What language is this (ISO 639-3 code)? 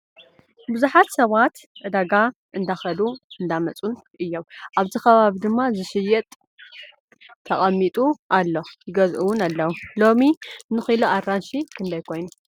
tir